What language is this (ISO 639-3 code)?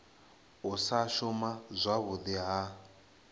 ven